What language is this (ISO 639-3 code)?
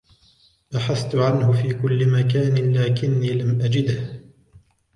ara